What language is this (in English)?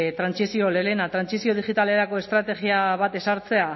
Basque